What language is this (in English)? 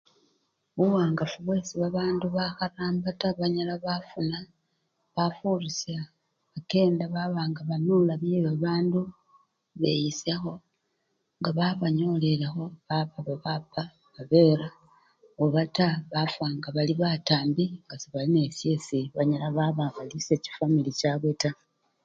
Luyia